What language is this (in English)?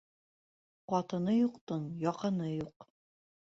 Bashkir